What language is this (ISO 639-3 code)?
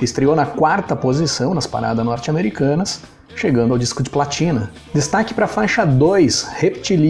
por